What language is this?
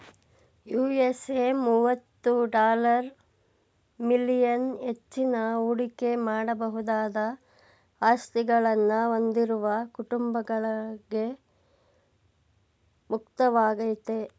Kannada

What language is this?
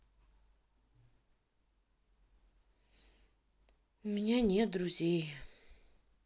Russian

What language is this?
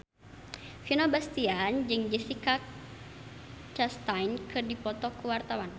Sundanese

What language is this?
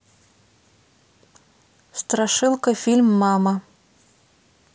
Russian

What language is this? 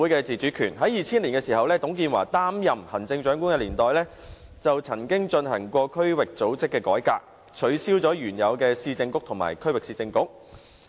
Cantonese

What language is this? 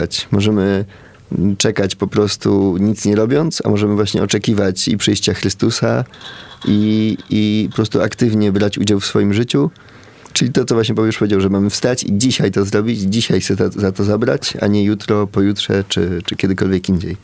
Polish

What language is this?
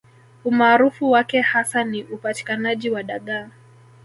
Swahili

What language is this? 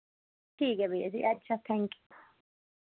Dogri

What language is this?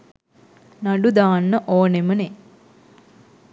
Sinhala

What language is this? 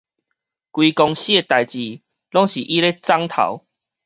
Min Nan Chinese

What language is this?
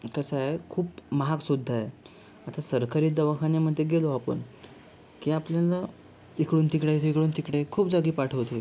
Marathi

